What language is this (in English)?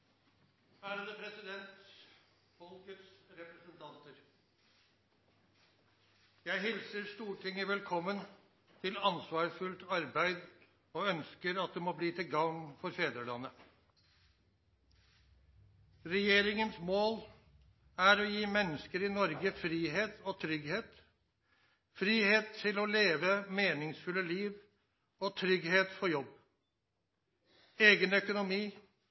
Norwegian Nynorsk